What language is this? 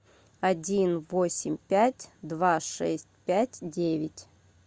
Russian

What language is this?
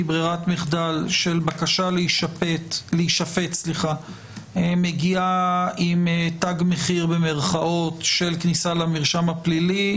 Hebrew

